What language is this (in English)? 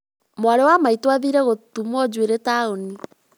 Kikuyu